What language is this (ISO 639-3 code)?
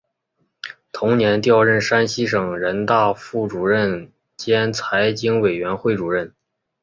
zho